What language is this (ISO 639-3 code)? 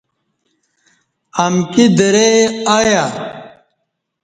bsh